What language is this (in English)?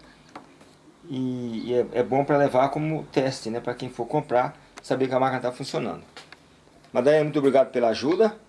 Portuguese